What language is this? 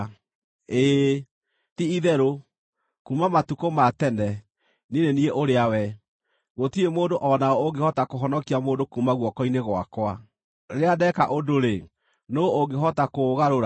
Kikuyu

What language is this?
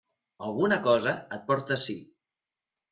Catalan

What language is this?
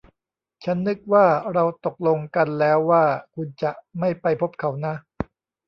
Thai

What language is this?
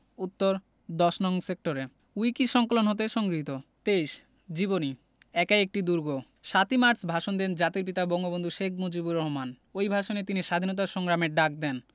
Bangla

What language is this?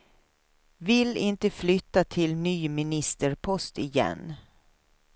Swedish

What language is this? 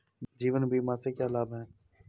Hindi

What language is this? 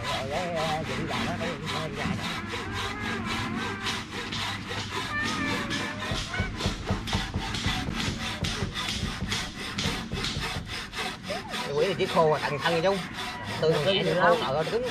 Vietnamese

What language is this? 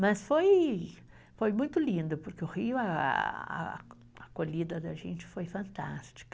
Portuguese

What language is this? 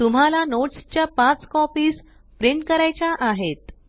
Marathi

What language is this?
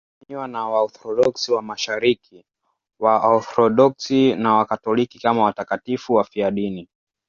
Swahili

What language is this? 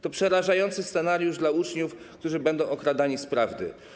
Polish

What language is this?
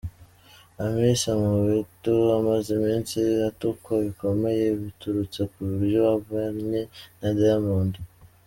Kinyarwanda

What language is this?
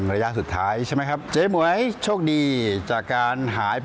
Thai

